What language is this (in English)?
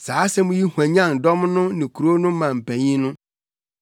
Akan